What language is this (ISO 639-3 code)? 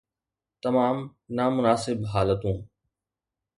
snd